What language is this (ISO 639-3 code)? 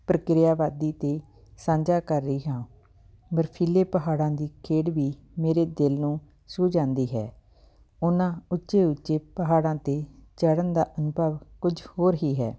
pan